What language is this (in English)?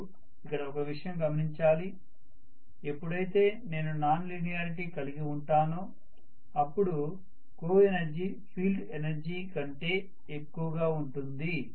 Telugu